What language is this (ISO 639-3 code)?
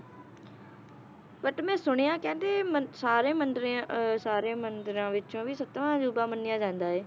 pan